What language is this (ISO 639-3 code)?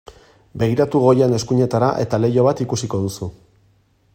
eus